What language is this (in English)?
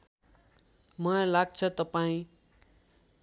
Nepali